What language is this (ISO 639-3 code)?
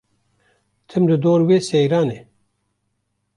kur